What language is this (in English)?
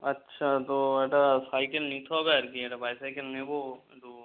Bangla